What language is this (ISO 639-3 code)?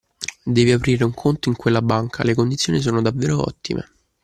ita